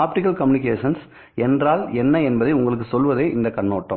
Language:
Tamil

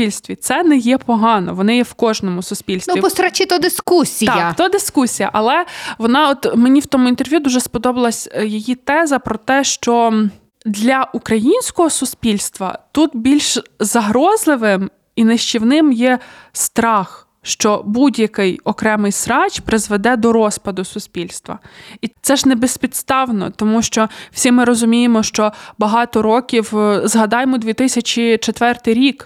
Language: Ukrainian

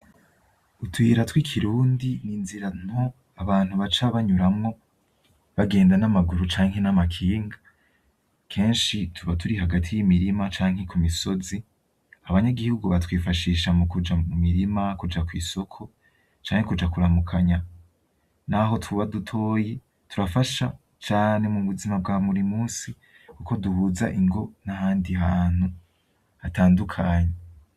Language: Rundi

